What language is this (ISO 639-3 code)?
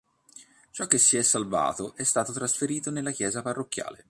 ita